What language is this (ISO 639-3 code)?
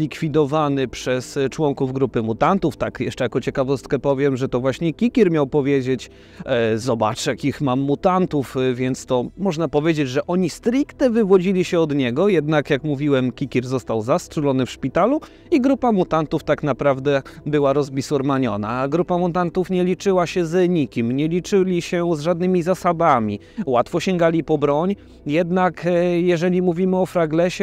pol